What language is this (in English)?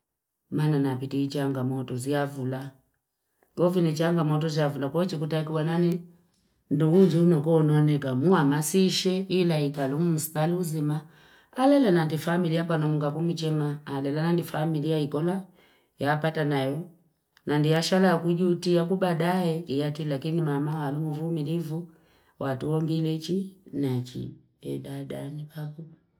Fipa